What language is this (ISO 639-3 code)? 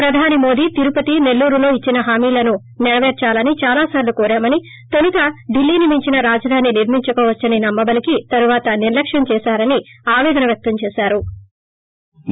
tel